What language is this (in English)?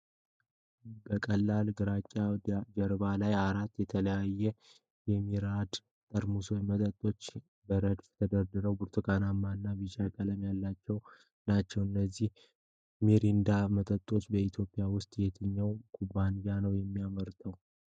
Amharic